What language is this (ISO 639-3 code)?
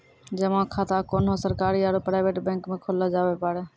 mai